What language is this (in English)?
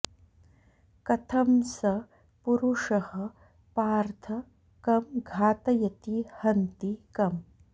Sanskrit